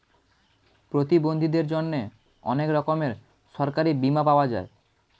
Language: Bangla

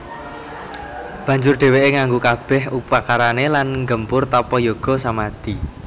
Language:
Javanese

